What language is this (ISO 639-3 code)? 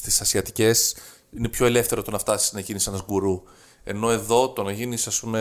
ell